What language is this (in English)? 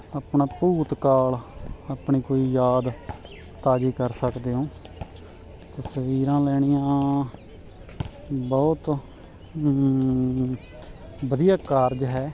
Punjabi